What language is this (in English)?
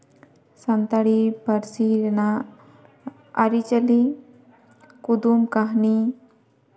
Santali